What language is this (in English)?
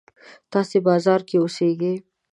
Pashto